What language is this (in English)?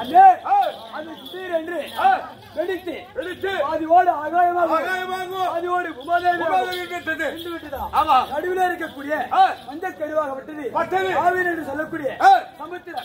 Tamil